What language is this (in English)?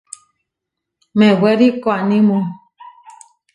Huarijio